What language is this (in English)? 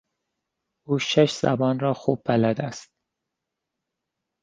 Persian